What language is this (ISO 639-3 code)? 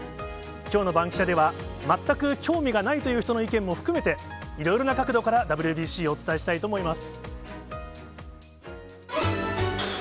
jpn